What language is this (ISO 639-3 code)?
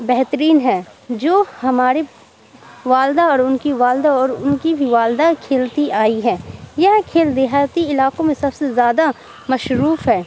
urd